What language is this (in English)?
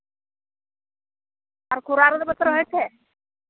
Santali